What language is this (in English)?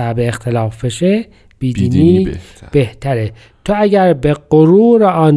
Persian